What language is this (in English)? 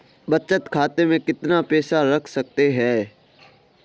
Hindi